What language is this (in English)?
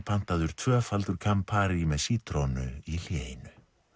Icelandic